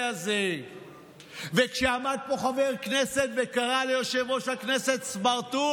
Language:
Hebrew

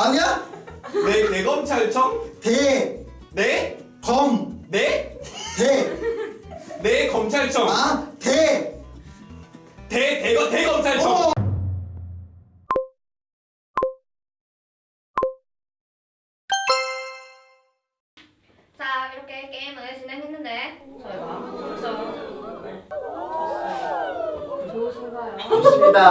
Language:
Korean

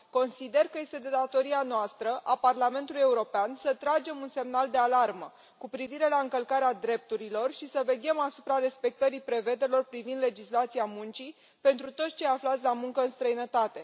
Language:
Romanian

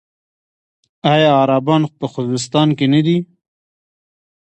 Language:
Pashto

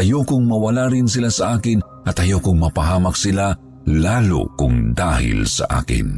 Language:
Filipino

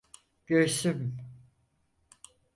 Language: Turkish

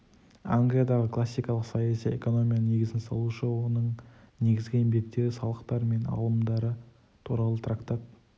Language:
Kazakh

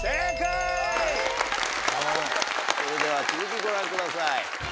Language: Japanese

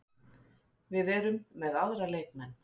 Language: Icelandic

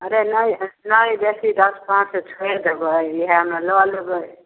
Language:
Maithili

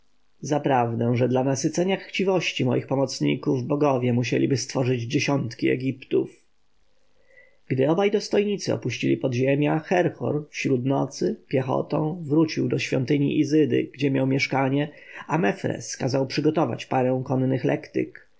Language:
Polish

